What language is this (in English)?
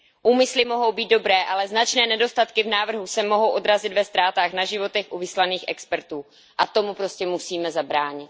Czech